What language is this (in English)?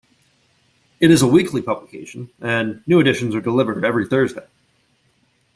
English